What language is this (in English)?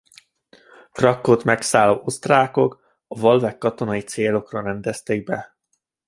Hungarian